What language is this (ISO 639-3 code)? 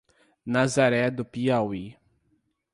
por